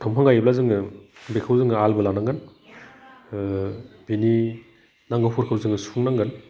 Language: Bodo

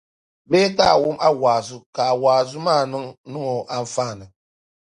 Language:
Dagbani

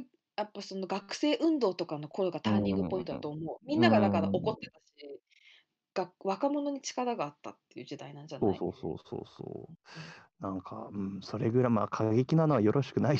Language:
Japanese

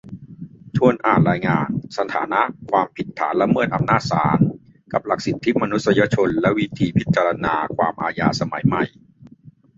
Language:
Thai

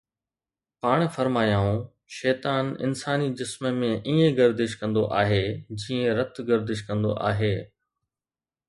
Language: Sindhi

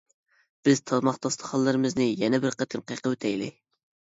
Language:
Uyghur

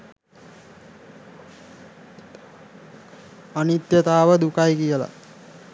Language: Sinhala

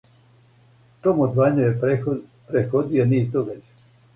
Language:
Serbian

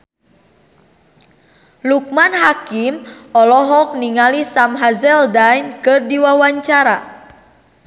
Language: Sundanese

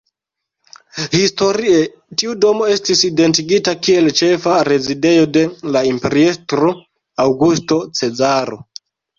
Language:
Esperanto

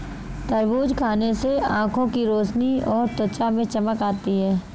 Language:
Hindi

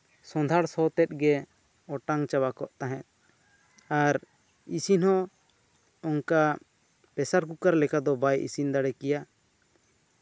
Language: Santali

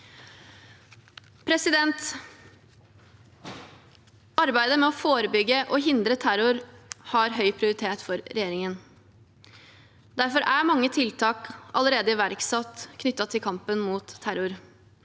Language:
Norwegian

